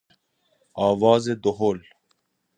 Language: Persian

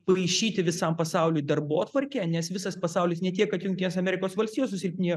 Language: Lithuanian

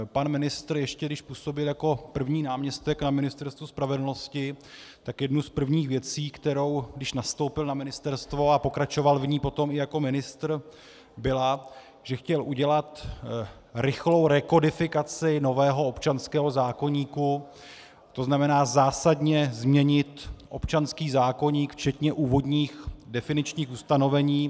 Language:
Czech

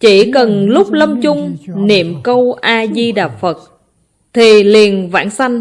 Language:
Vietnamese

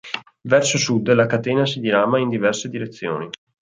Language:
Italian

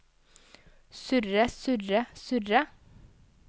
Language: Norwegian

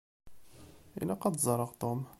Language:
Kabyle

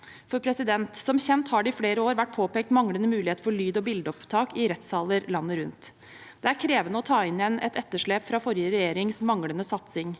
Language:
Norwegian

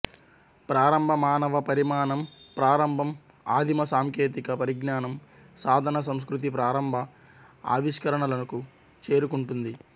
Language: Telugu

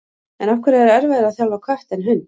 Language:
Icelandic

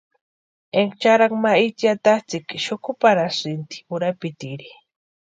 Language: Western Highland Purepecha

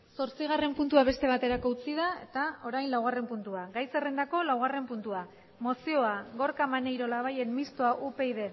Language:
Basque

